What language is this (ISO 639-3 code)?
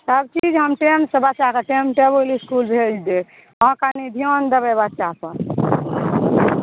mai